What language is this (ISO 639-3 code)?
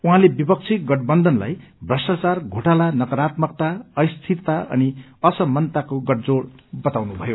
nep